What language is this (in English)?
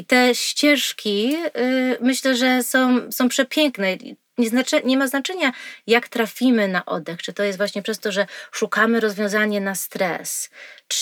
Polish